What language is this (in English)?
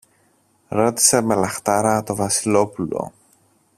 Greek